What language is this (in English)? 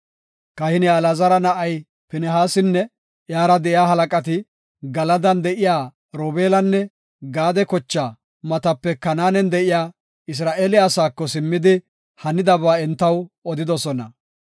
Gofa